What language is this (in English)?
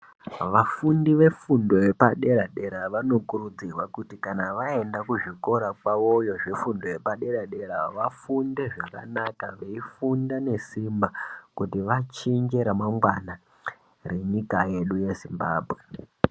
Ndau